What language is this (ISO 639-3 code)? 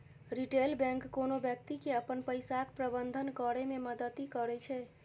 mai